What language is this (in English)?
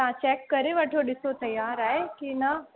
Sindhi